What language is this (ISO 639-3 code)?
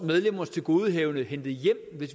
dan